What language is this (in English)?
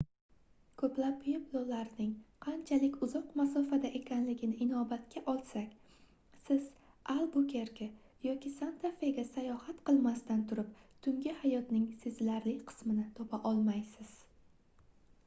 Uzbek